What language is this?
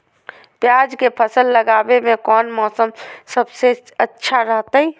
Magahi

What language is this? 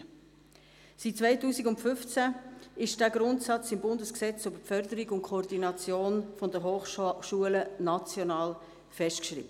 Swiss German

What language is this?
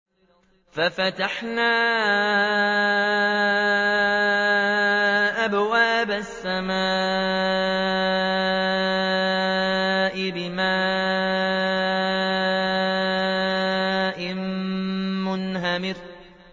Arabic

